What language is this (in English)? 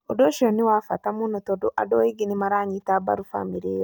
Kikuyu